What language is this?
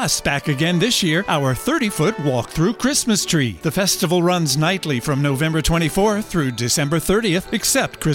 Italian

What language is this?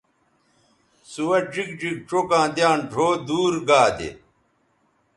Bateri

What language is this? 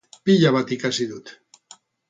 Basque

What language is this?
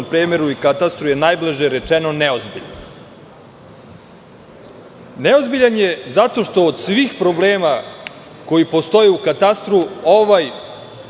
Serbian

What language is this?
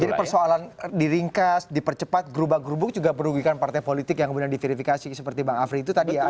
Indonesian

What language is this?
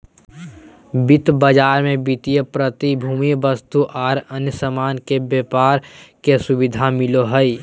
Magahi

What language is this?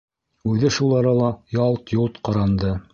Bashkir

